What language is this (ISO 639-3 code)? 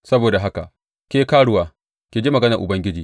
hau